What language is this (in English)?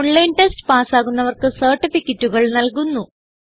Malayalam